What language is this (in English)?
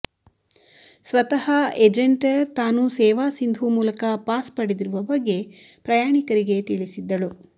Kannada